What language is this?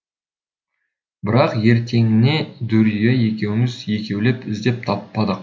Kazakh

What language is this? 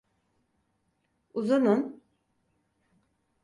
Turkish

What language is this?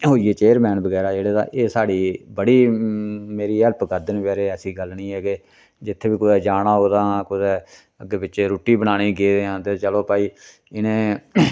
Dogri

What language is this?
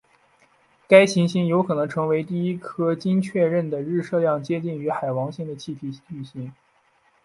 Chinese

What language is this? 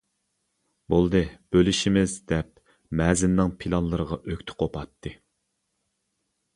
Uyghur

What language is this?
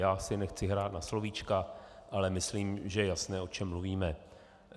Czech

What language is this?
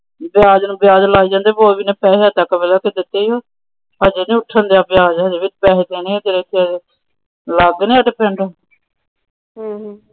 Punjabi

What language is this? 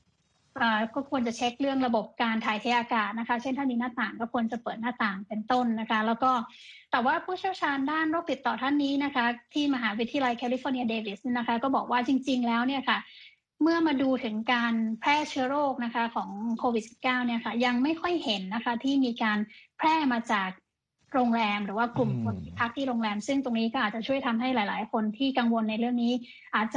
Thai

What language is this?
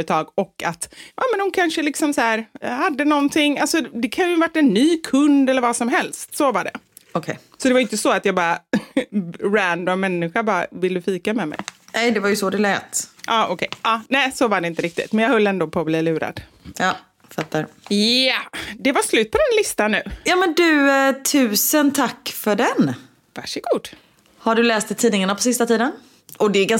Swedish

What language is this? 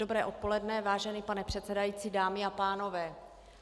Czech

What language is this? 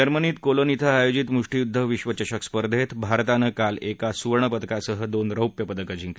Marathi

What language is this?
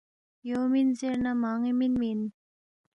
Balti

